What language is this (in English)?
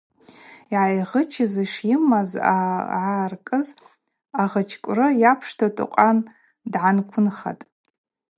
Abaza